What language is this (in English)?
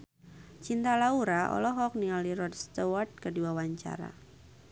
Sundanese